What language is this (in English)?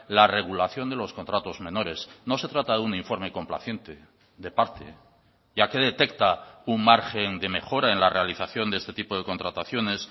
Spanish